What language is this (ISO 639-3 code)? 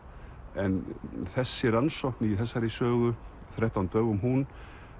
isl